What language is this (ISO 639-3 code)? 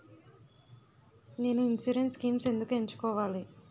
tel